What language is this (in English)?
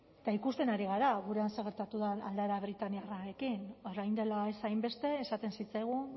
Basque